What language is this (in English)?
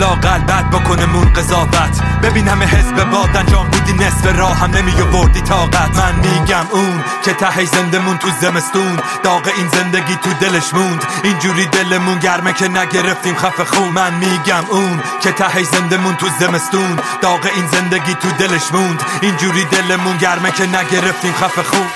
Persian